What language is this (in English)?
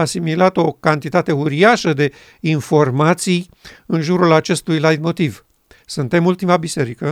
Romanian